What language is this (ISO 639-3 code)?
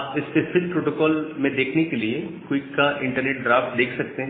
hin